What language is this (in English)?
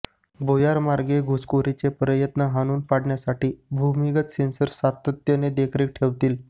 Marathi